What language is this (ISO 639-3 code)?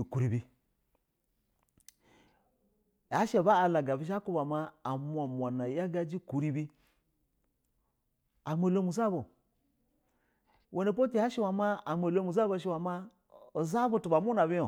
bzw